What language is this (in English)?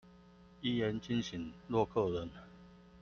Chinese